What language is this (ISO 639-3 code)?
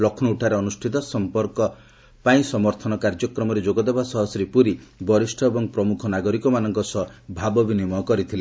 ori